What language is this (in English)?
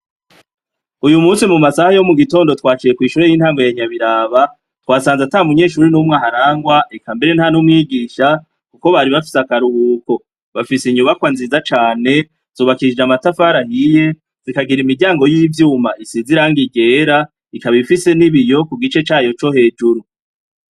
Rundi